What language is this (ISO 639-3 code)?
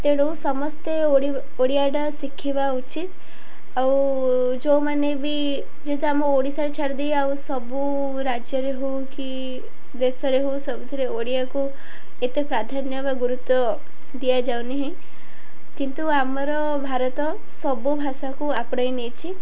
ori